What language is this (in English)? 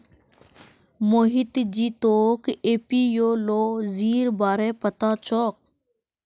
Magahi